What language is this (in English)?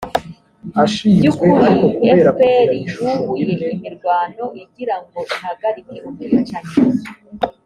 Kinyarwanda